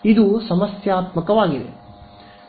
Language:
Kannada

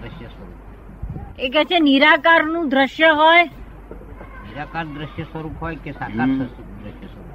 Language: Gujarati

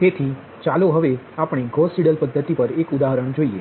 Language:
Gujarati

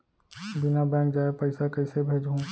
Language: Chhattisgarhi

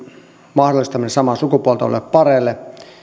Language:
Finnish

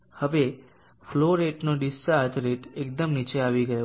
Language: Gujarati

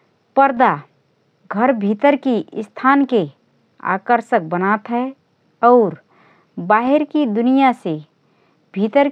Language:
Rana Tharu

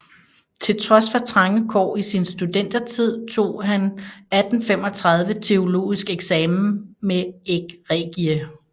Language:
Danish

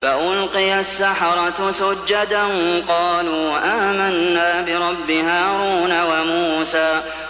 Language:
Arabic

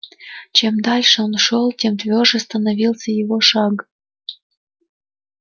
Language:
Russian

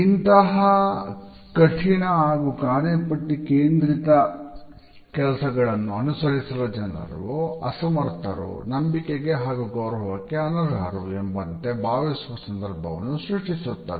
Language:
Kannada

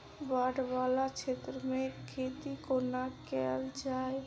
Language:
Maithili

